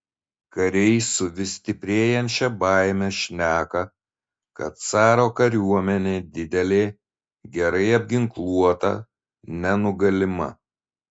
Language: Lithuanian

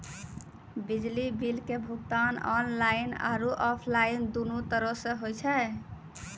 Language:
Maithili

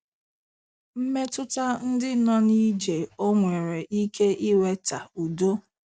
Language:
Igbo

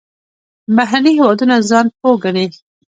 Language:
Pashto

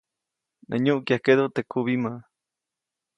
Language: Copainalá Zoque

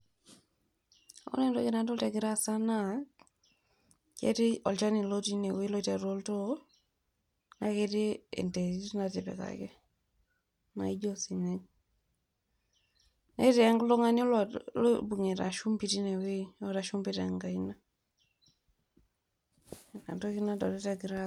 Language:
Masai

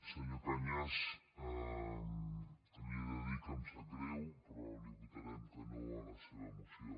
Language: Catalan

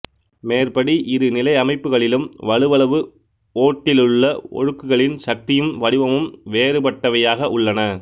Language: Tamil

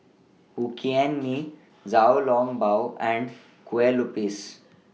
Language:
English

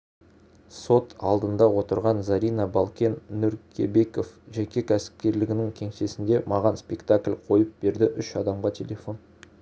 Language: Kazakh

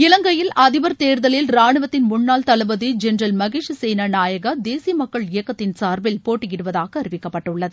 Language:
Tamil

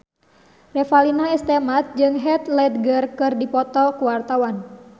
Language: Sundanese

